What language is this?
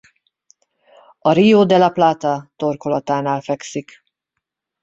Hungarian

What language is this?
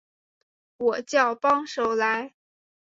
Chinese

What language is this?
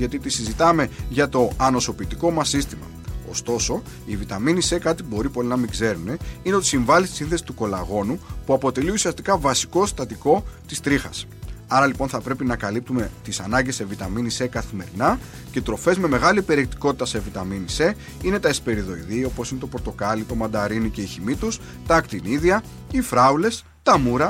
Greek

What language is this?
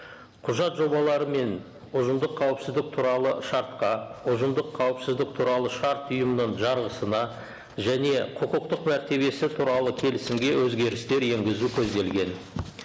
Kazakh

